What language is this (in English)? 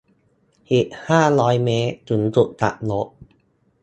Thai